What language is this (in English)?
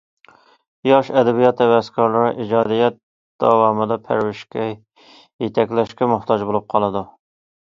Uyghur